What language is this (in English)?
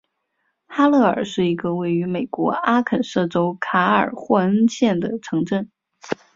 Chinese